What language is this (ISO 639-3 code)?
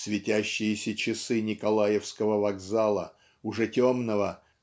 rus